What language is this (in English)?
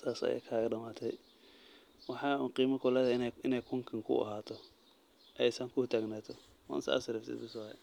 Somali